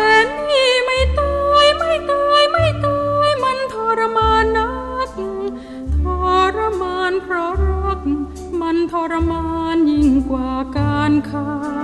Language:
Thai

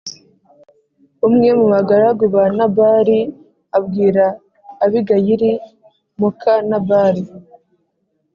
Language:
Kinyarwanda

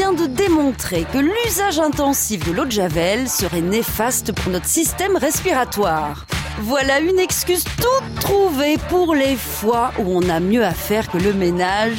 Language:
French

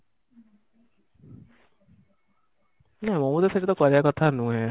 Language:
Odia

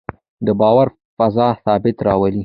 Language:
Pashto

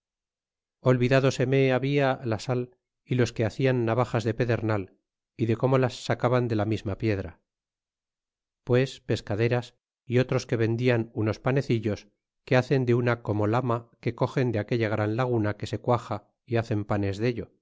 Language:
Spanish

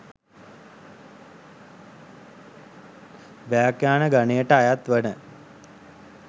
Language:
Sinhala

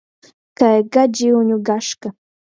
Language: Latgalian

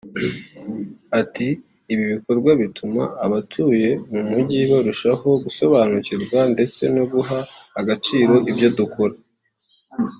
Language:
Kinyarwanda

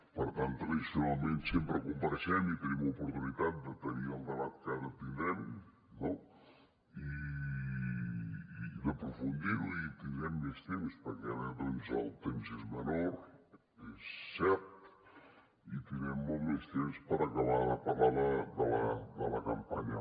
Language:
Catalan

